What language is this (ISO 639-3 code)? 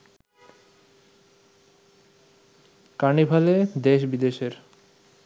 ben